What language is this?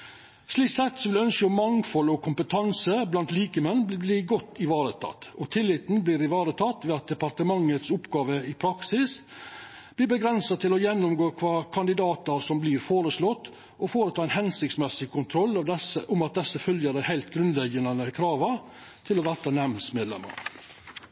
Norwegian Nynorsk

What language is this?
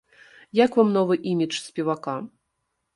Belarusian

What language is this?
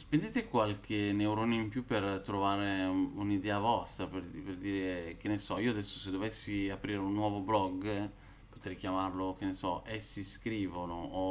Italian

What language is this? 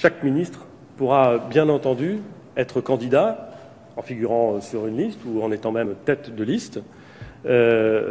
French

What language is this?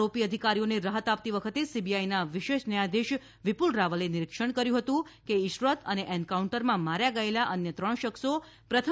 Gujarati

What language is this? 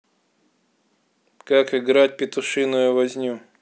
Russian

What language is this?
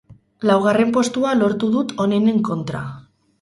Basque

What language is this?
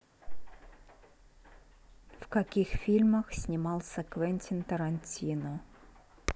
Russian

